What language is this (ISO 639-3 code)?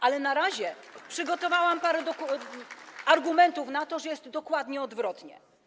pol